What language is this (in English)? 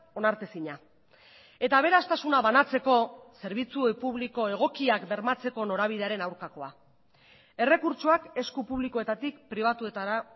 Basque